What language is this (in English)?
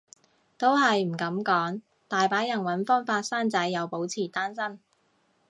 Cantonese